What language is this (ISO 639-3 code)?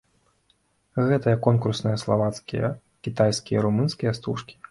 bel